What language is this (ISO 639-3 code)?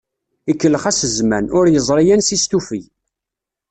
kab